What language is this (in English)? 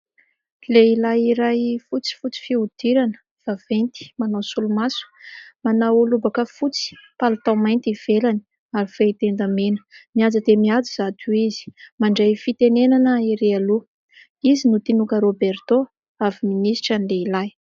Malagasy